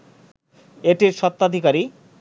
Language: Bangla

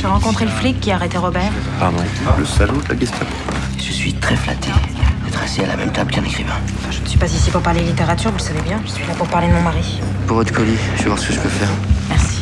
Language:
French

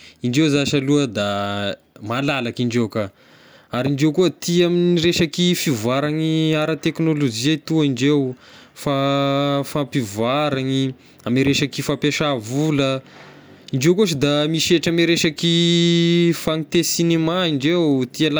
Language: Tesaka Malagasy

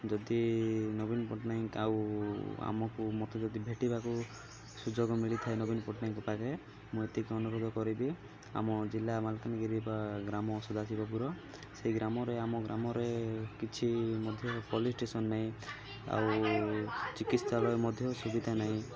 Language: Odia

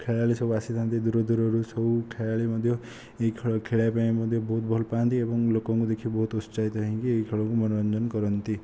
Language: Odia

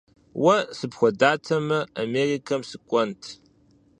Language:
Kabardian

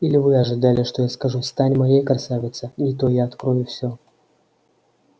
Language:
Russian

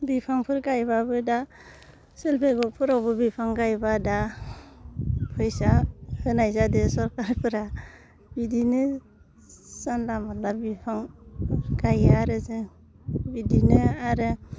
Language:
Bodo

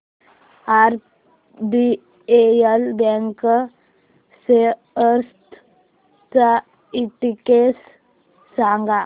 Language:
Marathi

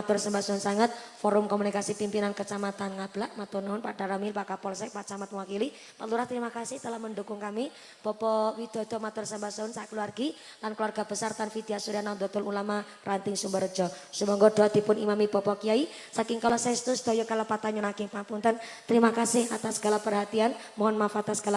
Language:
Indonesian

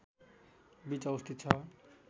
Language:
Nepali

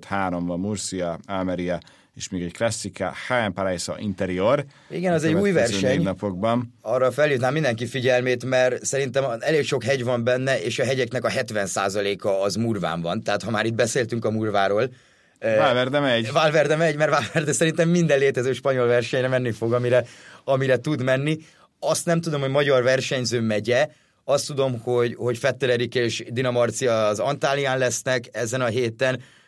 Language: Hungarian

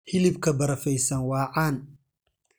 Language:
Somali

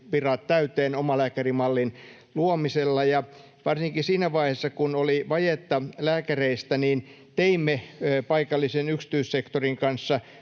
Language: Finnish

